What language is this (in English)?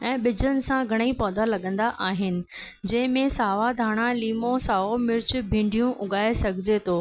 Sindhi